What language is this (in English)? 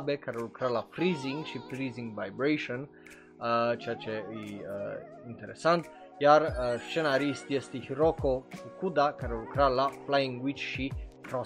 Romanian